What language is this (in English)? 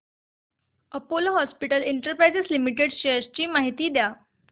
Marathi